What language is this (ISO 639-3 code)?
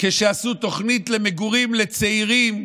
heb